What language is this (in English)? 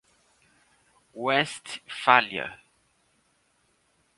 Portuguese